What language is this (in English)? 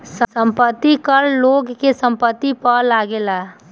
Bhojpuri